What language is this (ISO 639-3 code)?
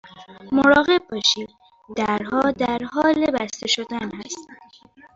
fas